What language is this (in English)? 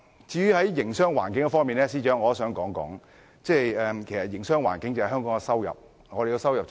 Cantonese